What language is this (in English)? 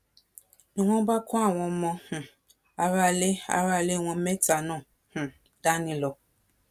Yoruba